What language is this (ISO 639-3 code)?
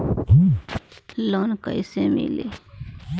bho